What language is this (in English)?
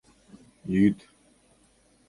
Mari